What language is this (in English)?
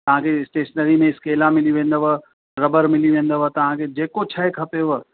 Sindhi